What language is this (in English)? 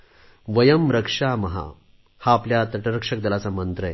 Marathi